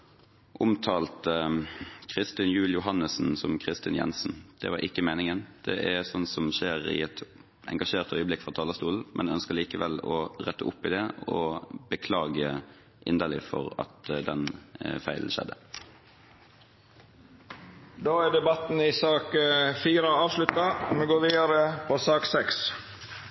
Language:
Norwegian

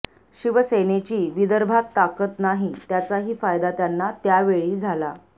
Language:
Marathi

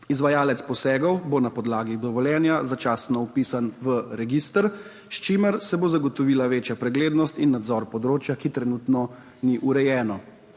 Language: Slovenian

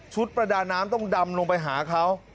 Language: Thai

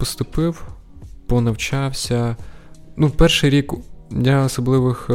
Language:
Ukrainian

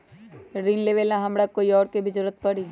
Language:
Magahi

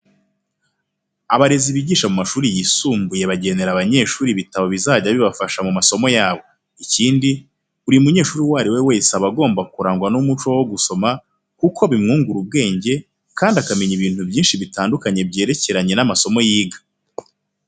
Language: Kinyarwanda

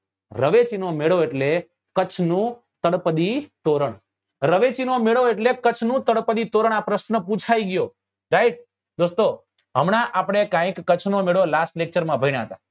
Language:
Gujarati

